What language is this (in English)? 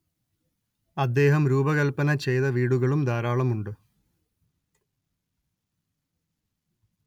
Malayalam